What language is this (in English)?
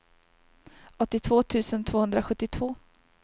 Swedish